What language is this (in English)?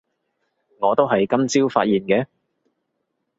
Cantonese